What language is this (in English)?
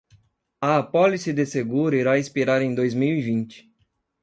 Portuguese